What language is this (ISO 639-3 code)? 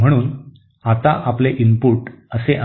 mar